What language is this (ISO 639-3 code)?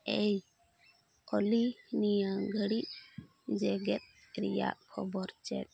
sat